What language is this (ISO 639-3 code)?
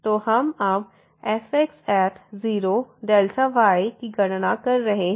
hin